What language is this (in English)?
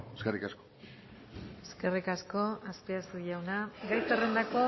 Basque